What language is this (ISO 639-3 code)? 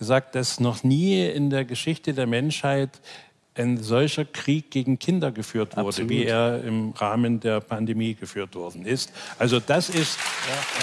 deu